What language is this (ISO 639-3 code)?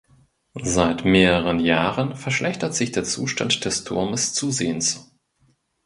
deu